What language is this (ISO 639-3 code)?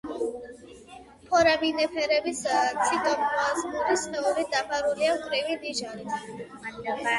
kat